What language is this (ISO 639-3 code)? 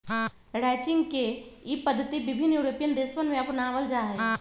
mag